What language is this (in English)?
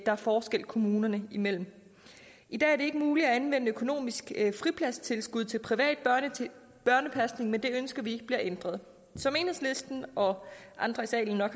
Danish